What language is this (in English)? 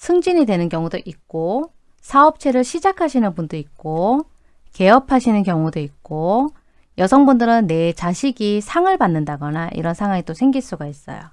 Korean